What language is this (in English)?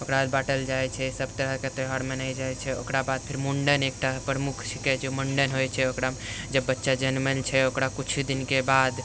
Maithili